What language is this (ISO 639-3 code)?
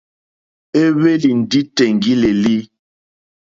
bri